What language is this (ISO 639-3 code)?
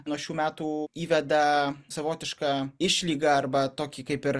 lit